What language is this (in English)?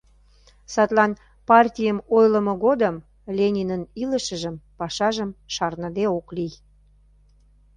Mari